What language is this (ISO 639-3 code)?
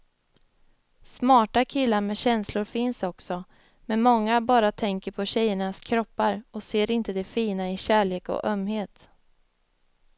swe